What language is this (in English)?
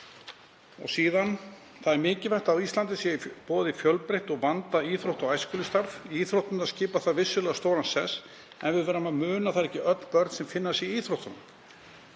Icelandic